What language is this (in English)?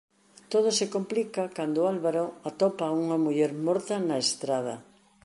Galician